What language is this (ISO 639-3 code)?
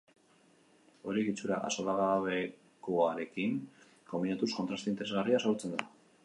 eus